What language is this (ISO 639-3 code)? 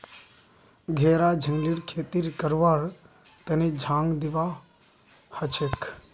mag